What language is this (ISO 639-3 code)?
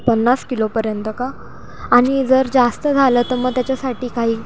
mar